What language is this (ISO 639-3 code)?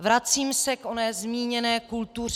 ces